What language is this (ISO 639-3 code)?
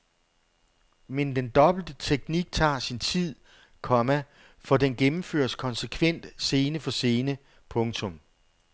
dan